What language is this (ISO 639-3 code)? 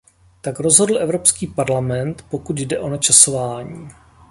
ces